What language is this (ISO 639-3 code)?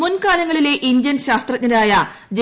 mal